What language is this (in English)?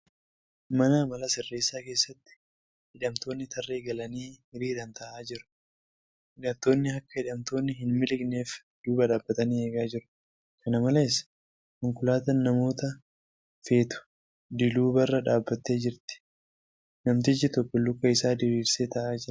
Oromo